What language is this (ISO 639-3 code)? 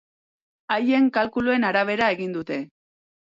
eus